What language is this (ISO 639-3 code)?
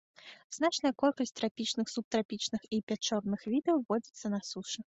bel